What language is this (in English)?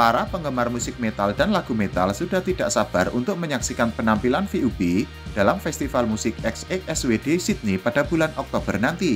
Indonesian